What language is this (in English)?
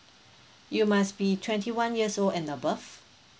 English